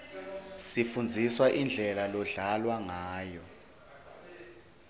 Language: Swati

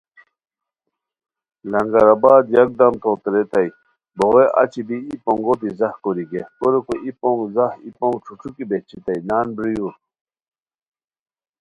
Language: Khowar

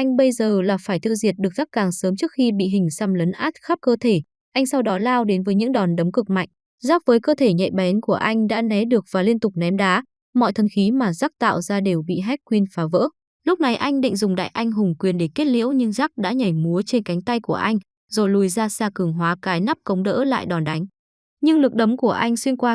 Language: Vietnamese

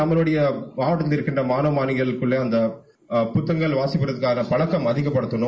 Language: Tamil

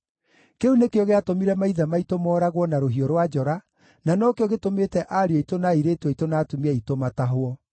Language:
Kikuyu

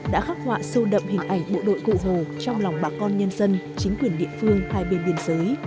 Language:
Vietnamese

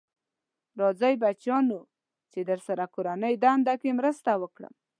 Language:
Pashto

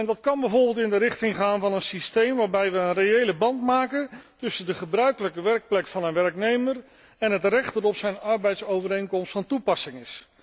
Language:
Dutch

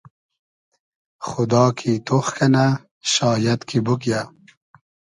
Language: Hazaragi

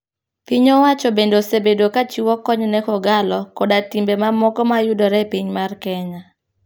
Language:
Luo (Kenya and Tanzania)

